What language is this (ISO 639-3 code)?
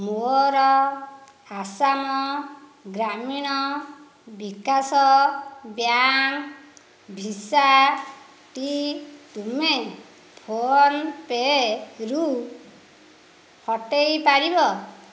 ori